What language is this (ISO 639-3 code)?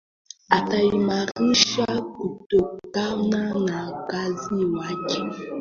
swa